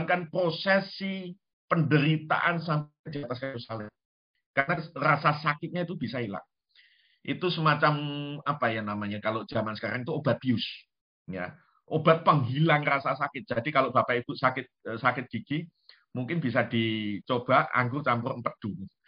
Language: Indonesian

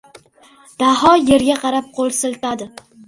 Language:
Uzbek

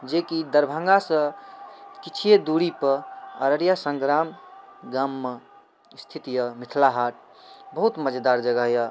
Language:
Maithili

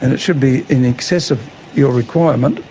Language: English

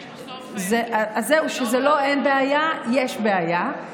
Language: Hebrew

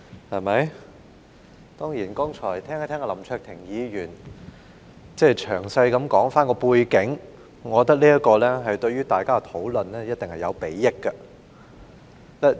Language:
Cantonese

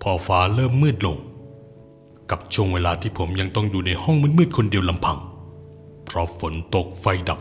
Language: Thai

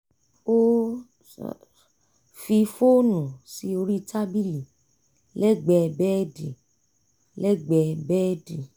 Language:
Yoruba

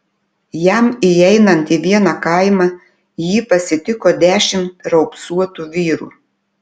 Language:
Lithuanian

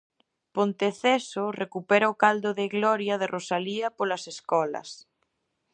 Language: Galician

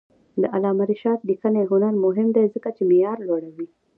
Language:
Pashto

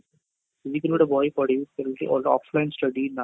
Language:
Odia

